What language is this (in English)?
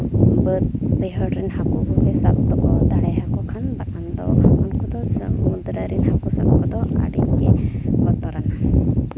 Santali